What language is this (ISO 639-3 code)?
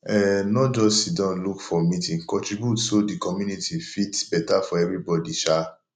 pcm